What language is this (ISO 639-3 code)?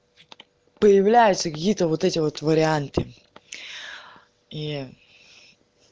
rus